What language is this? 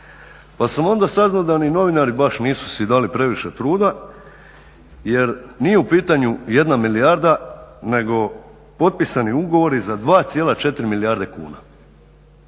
Croatian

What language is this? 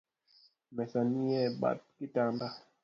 Luo (Kenya and Tanzania)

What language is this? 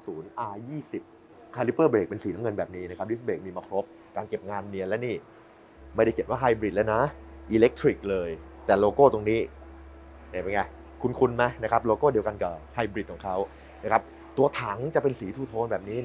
Thai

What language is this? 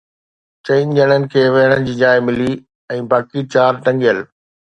Sindhi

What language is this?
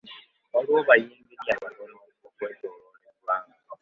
Ganda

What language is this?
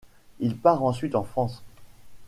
French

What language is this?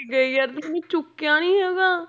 Punjabi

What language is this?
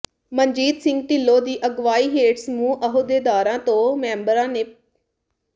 Punjabi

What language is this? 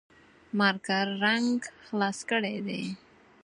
Pashto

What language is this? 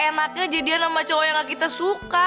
Indonesian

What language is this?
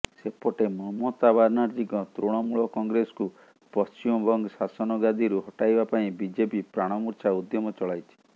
Odia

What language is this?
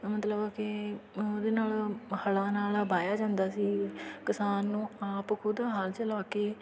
Punjabi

